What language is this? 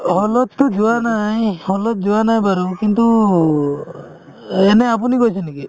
Assamese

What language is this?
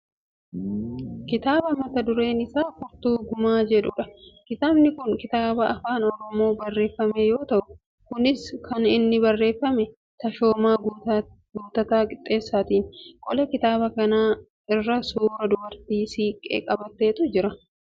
Oromo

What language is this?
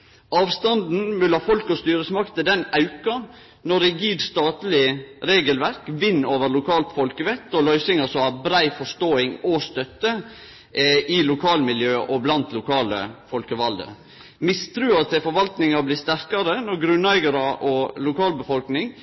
Norwegian Nynorsk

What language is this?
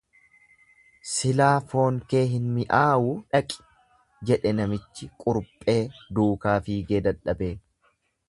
Oromo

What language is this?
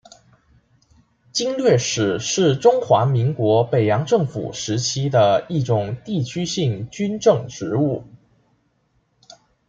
Chinese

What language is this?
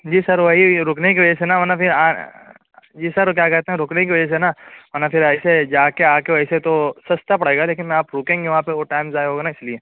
Urdu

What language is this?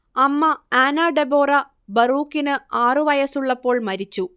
Malayalam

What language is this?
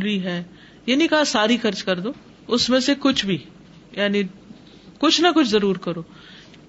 Urdu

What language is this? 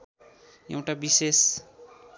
Nepali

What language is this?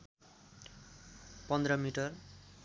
Nepali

